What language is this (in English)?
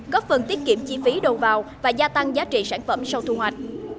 Vietnamese